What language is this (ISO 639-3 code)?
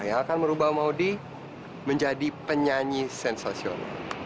ind